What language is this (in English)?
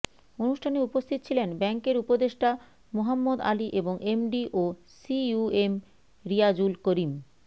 Bangla